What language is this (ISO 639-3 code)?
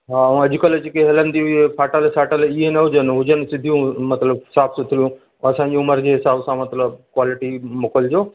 snd